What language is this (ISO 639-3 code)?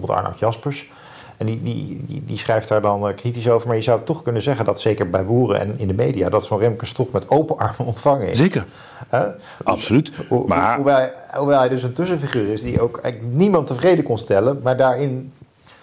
nld